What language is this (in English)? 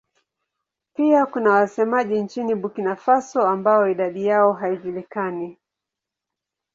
Swahili